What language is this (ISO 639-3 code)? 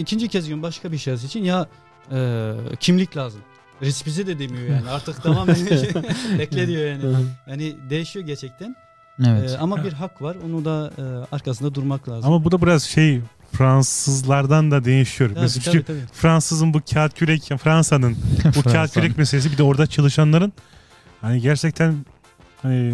tur